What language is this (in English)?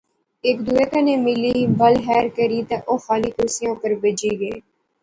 Pahari-Potwari